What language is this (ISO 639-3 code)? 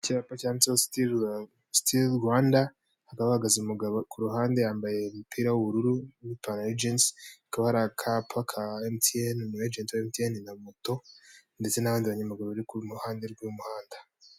kin